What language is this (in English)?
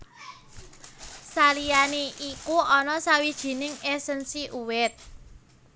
Javanese